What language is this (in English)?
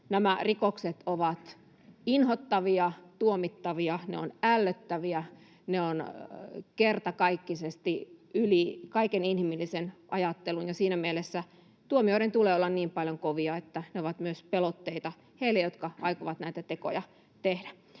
Finnish